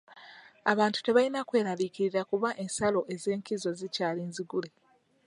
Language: Ganda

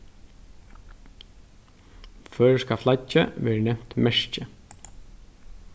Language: Faroese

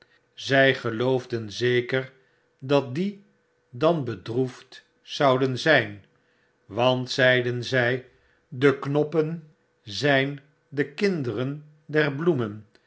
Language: Dutch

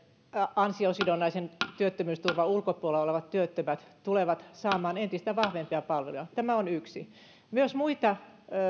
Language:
Finnish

